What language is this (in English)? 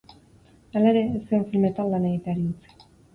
Basque